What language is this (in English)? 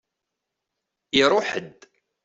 Kabyle